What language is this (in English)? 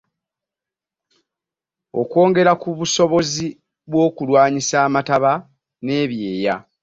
Ganda